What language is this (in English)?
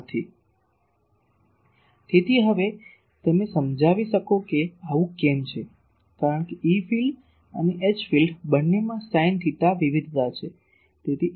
Gujarati